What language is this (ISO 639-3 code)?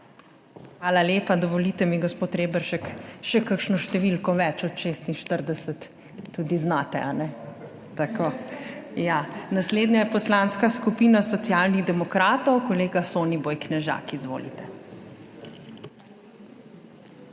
slv